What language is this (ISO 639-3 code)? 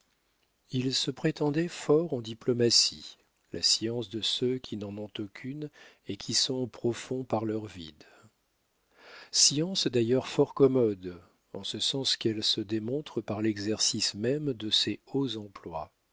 fra